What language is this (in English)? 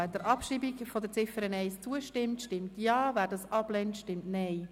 Swiss German